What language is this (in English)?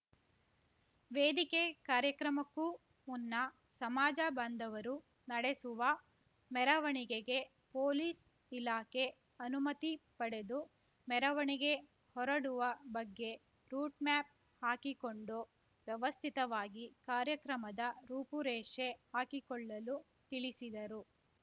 Kannada